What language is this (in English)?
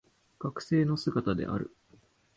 Japanese